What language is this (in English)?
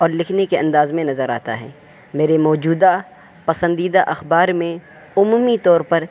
Urdu